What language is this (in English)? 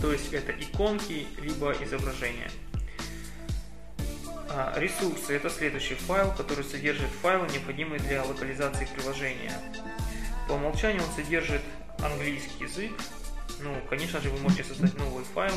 Russian